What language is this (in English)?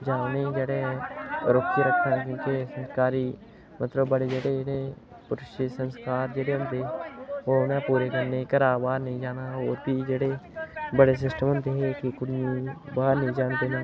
Dogri